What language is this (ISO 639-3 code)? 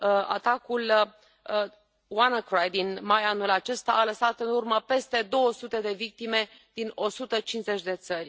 ron